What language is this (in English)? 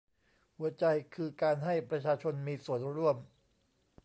Thai